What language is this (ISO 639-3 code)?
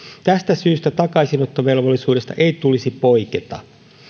fin